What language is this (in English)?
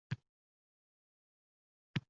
Uzbek